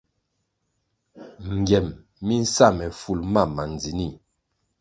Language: Kwasio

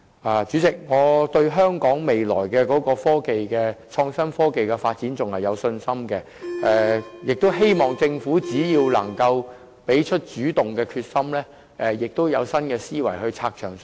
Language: Cantonese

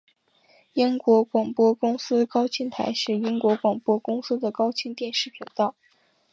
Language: Chinese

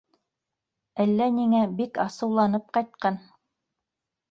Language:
Bashkir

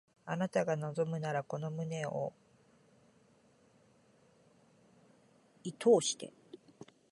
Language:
Japanese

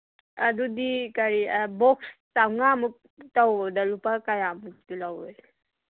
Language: Manipuri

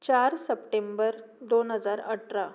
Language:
Konkani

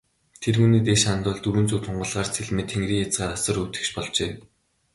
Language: Mongolian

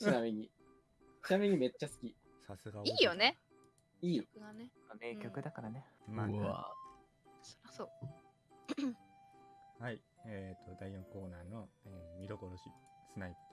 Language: Japanese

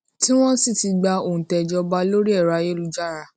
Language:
Yoruba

